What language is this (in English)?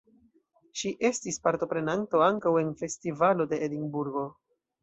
Esperanto